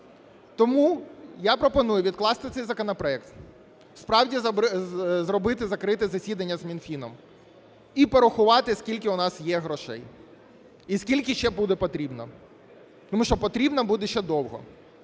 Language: Ukrainian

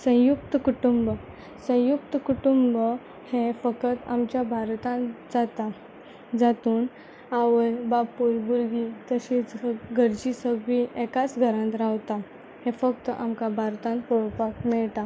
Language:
Konkani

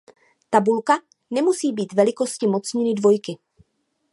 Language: Czech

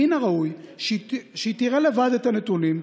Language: Hebrew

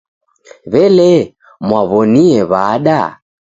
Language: Taita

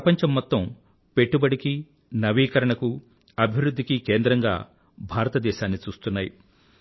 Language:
Telugu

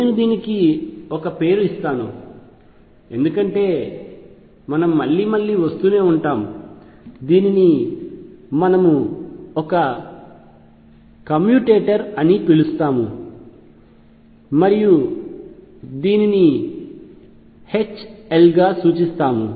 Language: Telugu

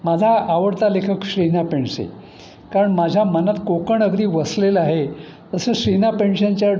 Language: Marathi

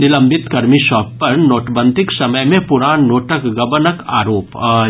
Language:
Maithili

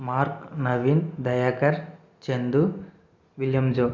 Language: Telugu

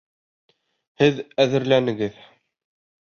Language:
Bashkir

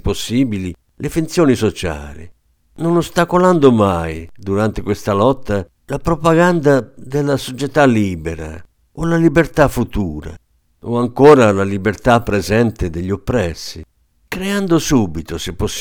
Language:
Italian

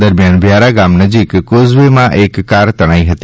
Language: Gujarati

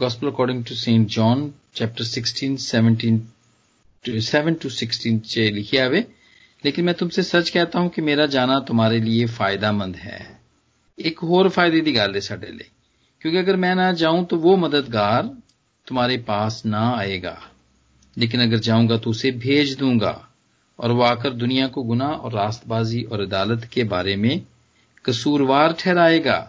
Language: Hindi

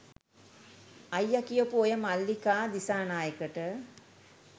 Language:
Sinhala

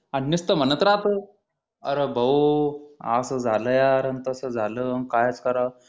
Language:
Marathi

